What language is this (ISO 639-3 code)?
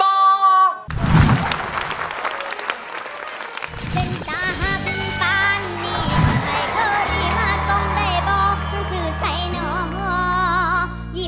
tha